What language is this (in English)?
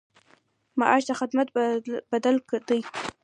Pashto